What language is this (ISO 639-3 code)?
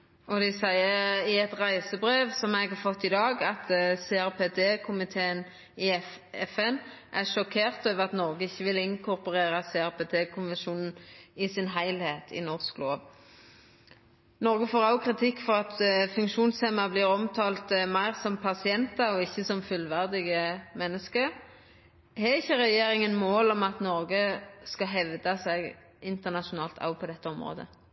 nno